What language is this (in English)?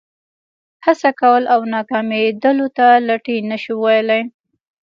Pashto